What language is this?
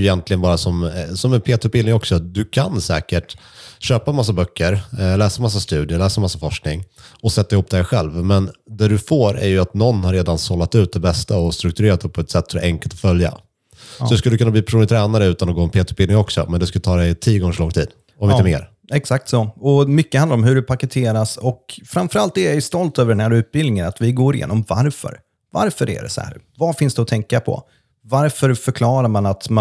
Swedish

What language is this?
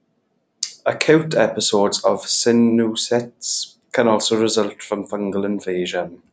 English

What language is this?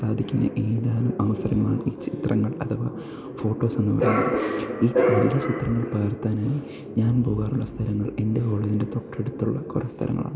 Malayalam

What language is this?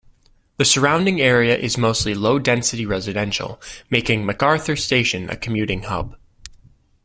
English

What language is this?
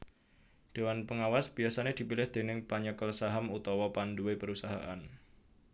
Javanese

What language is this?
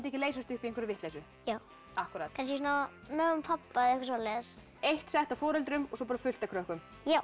Icelandic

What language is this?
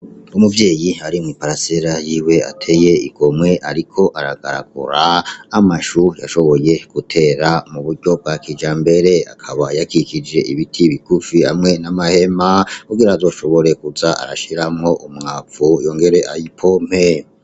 Rundi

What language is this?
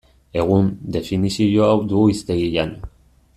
Basque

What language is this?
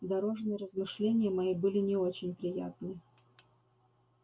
Russian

